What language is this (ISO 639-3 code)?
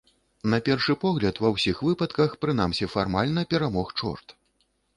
bel